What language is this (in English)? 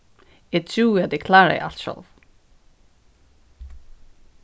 Faroese